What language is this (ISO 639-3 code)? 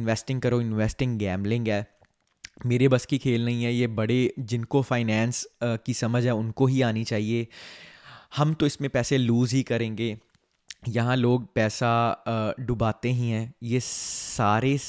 hin